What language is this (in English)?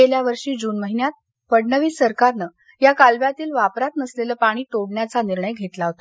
Marathi